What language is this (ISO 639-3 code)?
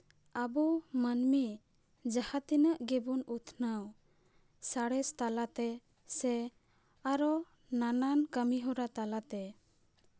sat